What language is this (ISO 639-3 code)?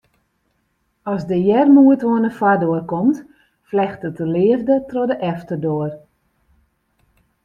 fry